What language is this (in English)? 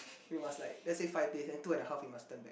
English